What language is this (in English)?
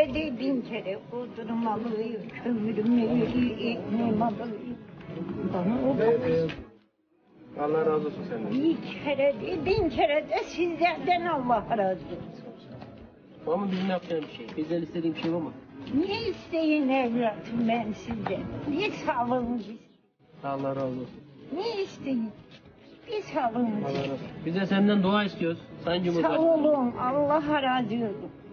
Turkish